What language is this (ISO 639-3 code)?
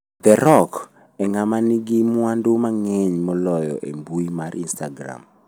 luo